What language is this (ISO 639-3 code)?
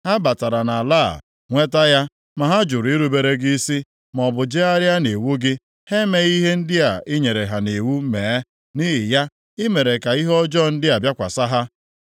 ibo